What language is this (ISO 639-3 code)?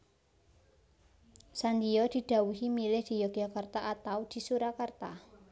jav